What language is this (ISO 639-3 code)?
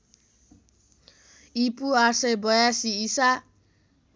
nep